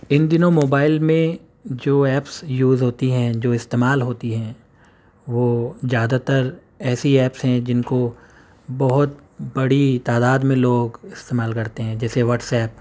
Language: Urdu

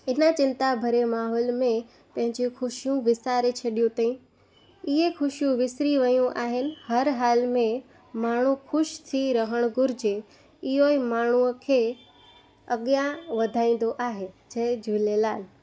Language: Sindhi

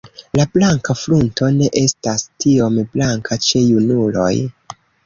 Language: Esperanto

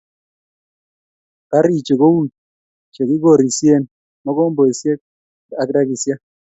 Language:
Kalenjin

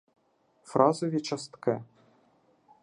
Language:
Ukrainian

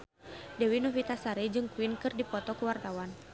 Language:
Sundanese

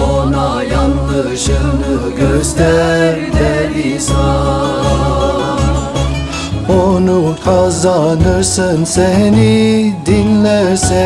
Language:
Turkish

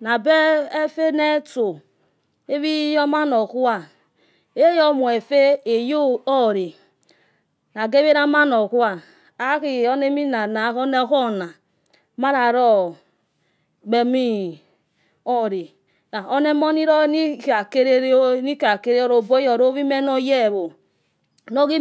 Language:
Yekhee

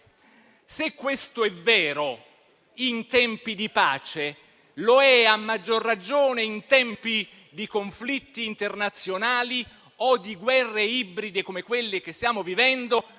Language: Italian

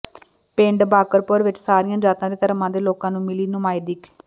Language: Punjabi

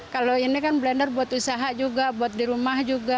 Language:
Indonesian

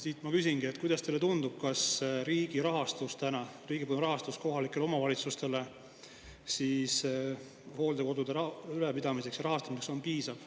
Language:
Estonian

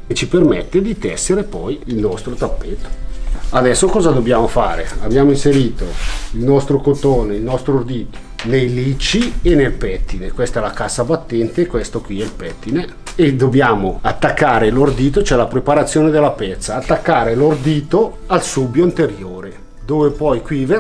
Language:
Italian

